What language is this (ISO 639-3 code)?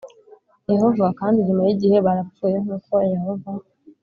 kin